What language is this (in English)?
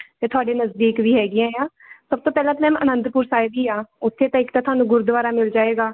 Punjabi